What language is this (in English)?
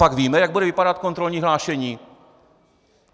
Czech